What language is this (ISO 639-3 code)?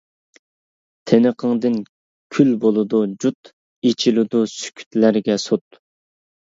uig